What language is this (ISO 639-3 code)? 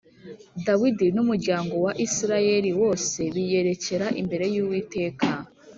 kin